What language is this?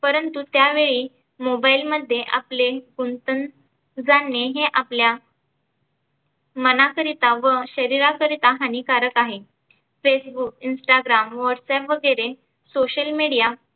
Marathi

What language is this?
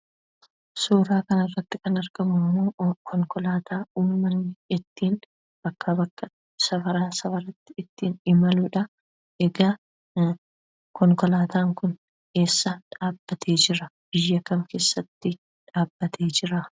Oromo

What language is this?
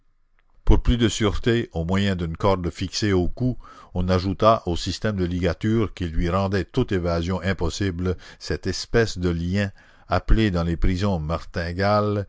French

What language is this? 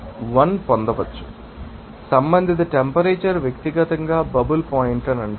Telugu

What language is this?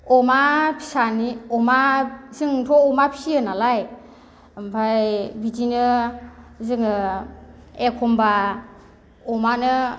Bodo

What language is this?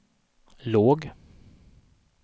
Swedish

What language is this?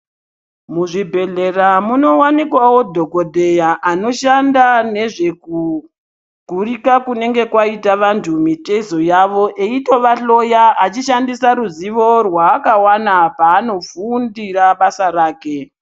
Ndau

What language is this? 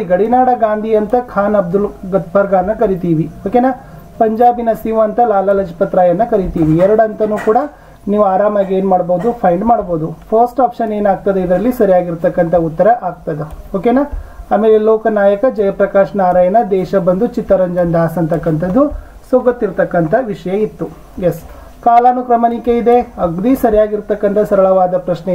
Kannada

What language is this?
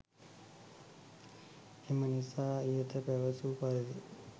Sinhala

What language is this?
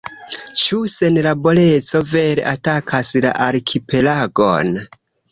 Esperanto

